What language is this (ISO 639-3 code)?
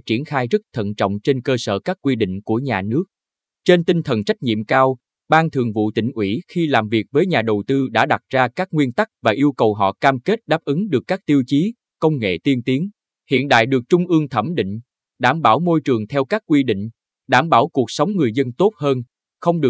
vie